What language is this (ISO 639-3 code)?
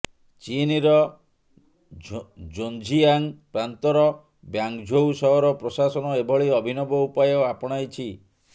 ori